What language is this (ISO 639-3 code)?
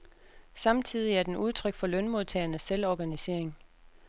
dan